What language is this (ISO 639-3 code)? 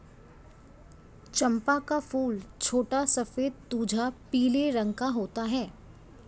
hin